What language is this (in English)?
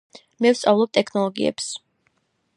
Georgian